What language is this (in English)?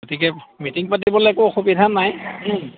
Assamese